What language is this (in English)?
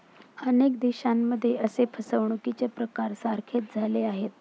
Marathi